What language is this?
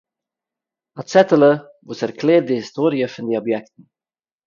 Yiddish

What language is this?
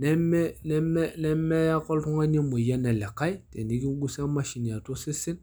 Masai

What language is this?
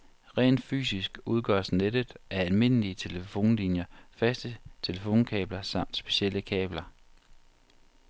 Danish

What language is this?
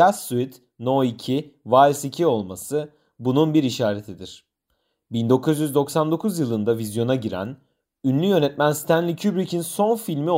Turkish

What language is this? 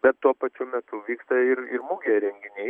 Lithuanian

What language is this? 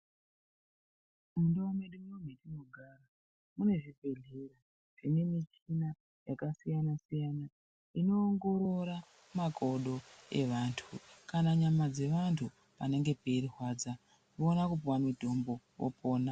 Ndau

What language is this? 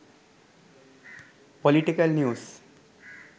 Sinhala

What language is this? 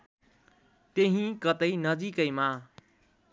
Nepali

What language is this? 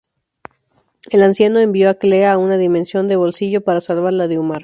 Spanish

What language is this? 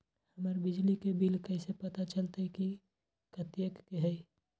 Magahi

